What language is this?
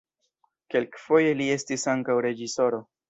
Esperanto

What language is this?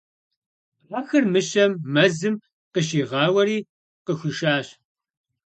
Kabardian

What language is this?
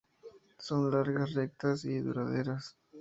Spanish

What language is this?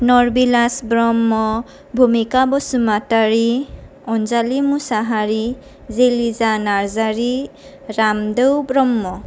Bodo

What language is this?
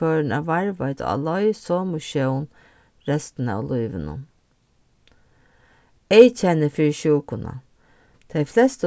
Faroese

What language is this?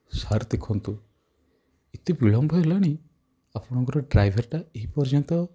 Odia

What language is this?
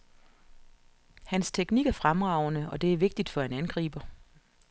Danish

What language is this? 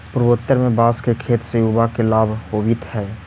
Magahi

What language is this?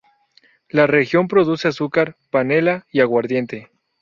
Spanish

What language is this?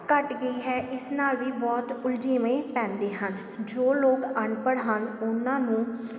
Punjabi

